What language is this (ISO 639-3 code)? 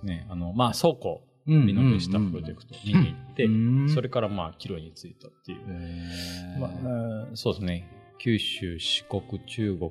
jpn